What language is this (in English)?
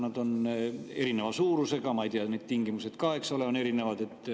Estonian